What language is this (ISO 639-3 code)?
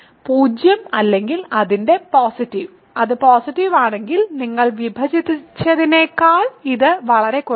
mal